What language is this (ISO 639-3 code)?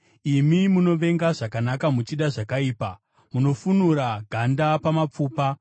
sna